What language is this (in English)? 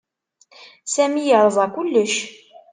Kabyle